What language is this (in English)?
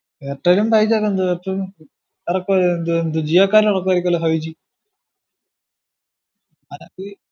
Malayalam